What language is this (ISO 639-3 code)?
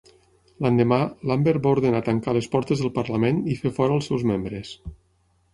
cat